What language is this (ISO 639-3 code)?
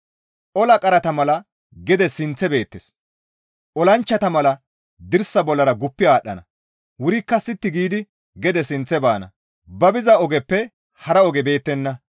gmv